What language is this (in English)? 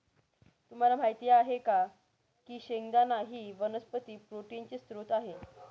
Marathi